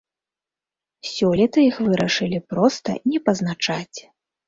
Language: Belarusian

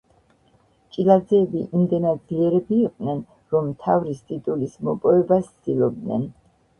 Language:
Georgian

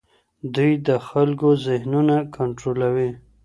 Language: Pashto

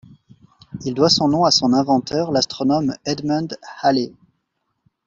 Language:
French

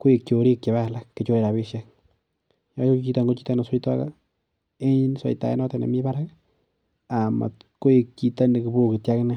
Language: Kalenjin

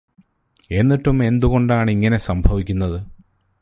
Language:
Malayalam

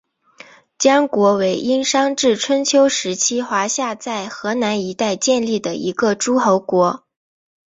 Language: Chinese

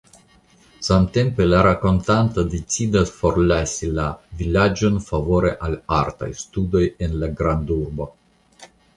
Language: Esperanto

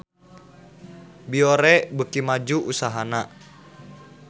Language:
Sundanese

